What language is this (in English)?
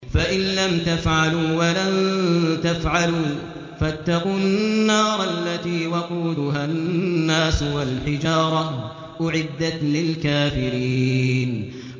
Arabic